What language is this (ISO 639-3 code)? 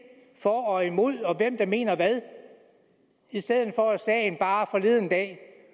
dan